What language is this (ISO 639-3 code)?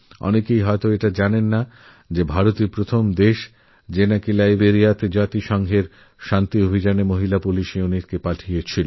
ben